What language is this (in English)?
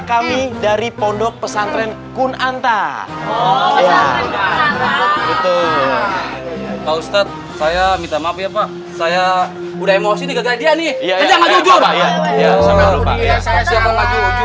Indonesian